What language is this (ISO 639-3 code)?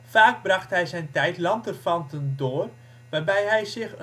nld